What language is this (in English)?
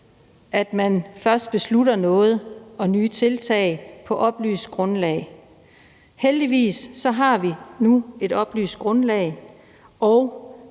Danish